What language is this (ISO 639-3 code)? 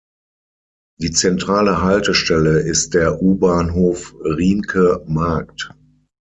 deu